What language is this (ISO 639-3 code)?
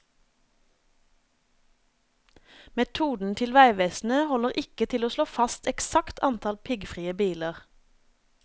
nor